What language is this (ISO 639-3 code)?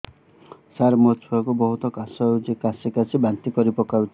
ori